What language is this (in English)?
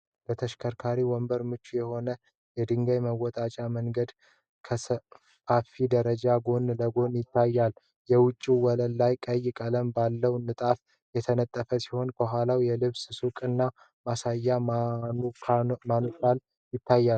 Amharic